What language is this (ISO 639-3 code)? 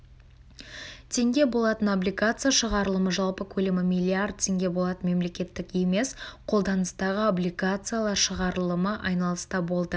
kaz